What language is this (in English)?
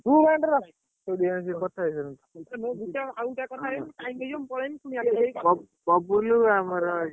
Odia